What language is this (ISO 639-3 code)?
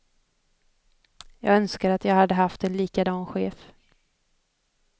swe